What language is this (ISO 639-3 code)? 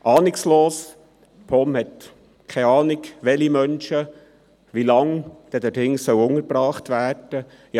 gsw